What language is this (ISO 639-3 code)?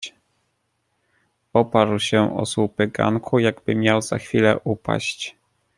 pol